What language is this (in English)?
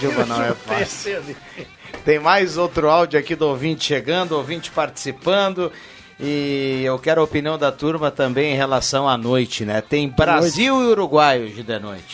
Portuguese